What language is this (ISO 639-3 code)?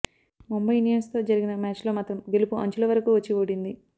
tel